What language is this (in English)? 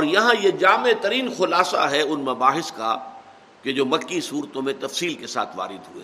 Urdu